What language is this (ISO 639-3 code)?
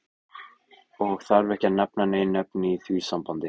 isl